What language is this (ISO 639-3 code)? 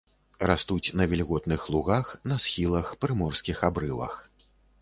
bel